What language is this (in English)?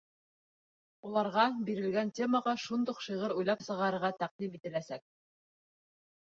Bashkir